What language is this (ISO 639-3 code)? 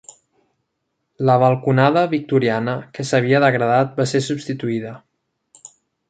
cat